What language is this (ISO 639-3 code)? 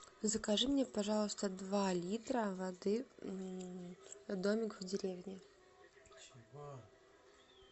rus